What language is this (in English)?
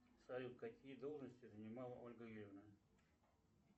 Russian